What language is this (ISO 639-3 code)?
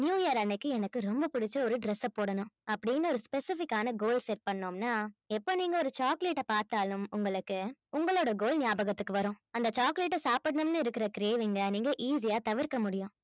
tam